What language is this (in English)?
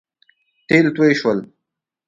Pashto